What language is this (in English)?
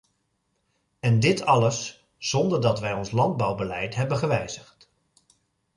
Dutch